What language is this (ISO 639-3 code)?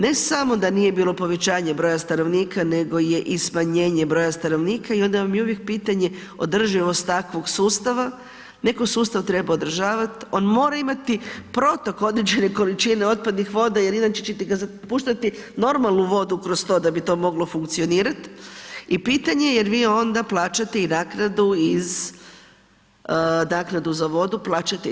hrv